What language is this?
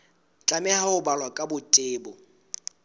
Southern Sotho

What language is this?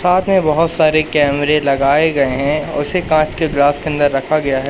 Hindi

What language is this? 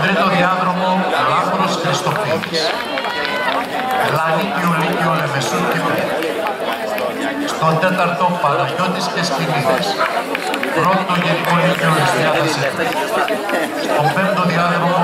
Greek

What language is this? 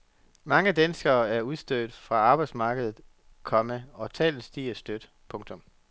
Danish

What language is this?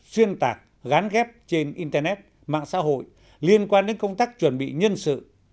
Vietnamese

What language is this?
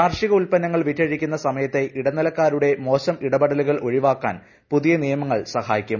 Malayalam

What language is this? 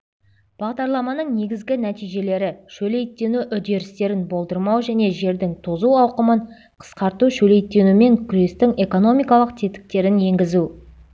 Kazakh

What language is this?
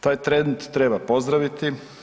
Croatian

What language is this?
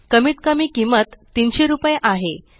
Marathi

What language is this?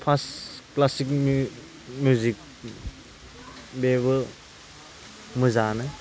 Bodo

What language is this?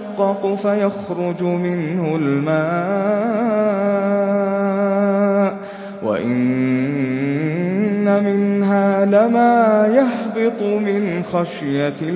Arabic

